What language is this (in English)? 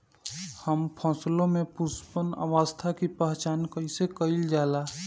Bhojpuri